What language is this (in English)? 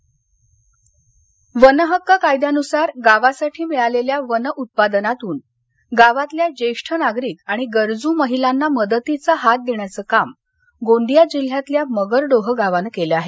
Marathi